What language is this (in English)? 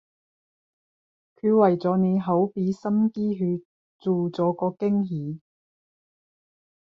Cantonese